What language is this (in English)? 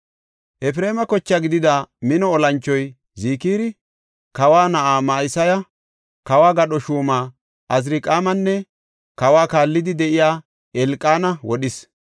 Gofa